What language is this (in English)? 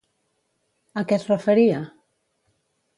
Catalan